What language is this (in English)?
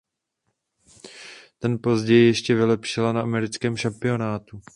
Czech